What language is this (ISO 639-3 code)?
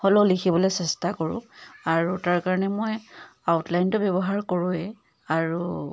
asm